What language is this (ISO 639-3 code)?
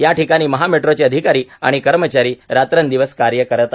mar